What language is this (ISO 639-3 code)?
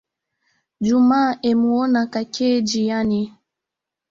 swa